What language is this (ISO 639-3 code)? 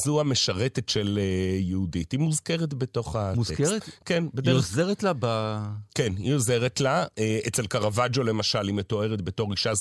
heb